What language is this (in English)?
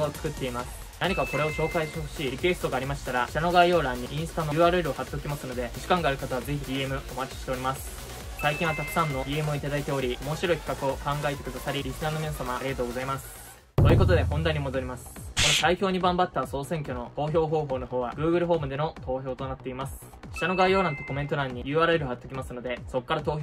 Japanese